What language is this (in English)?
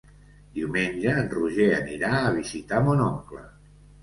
Catalan